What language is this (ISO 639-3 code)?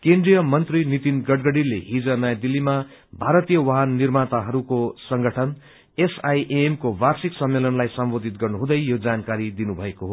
nep